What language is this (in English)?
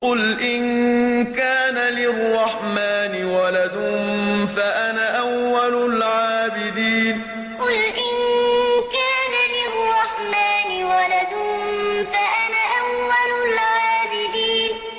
Arabic